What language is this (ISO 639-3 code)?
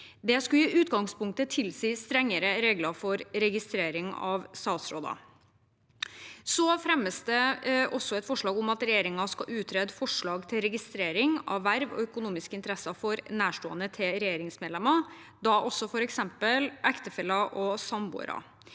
nor